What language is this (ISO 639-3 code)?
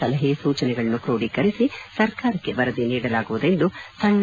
kan